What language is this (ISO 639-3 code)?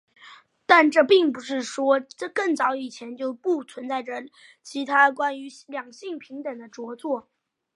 zho